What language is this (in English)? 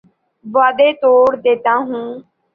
Urdu